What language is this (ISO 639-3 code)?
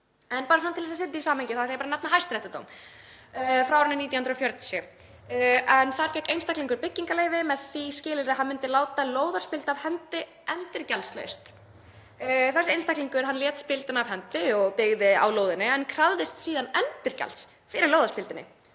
isl